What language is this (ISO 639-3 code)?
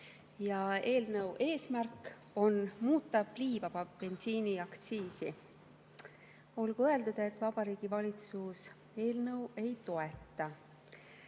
est